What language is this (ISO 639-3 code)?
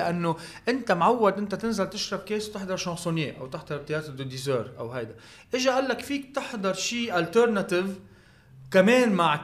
ara